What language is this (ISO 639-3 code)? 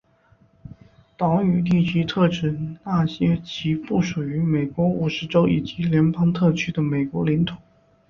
zho